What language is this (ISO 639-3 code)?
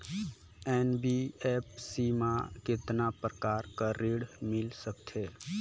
hne